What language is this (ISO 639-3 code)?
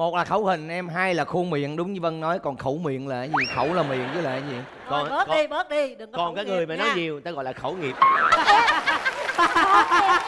vie